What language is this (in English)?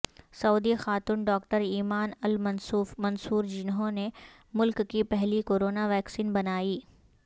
Urdu